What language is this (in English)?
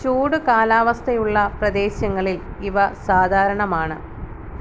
Malayalam